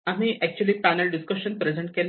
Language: Marathi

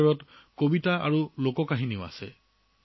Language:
Assamese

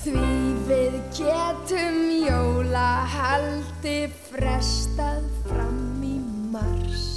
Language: Spanish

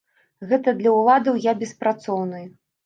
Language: Belarusian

